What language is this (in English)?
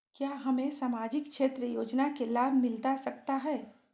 Magahi